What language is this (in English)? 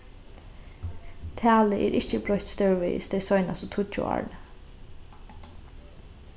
Faroese